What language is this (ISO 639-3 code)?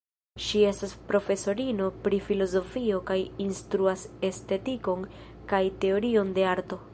epo